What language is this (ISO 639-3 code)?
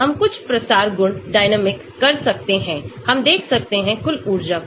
hin